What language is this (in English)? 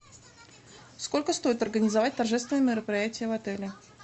Russian